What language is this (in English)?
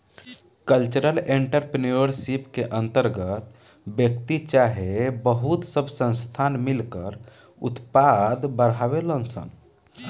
Bhojpuri